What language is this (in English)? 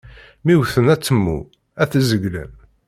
Kabyle